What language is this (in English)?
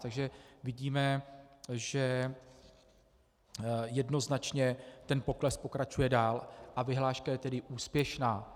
Czech